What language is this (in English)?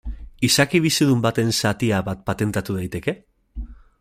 Basque